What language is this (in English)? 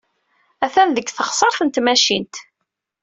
Kabyle